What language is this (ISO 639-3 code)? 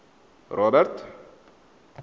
tsn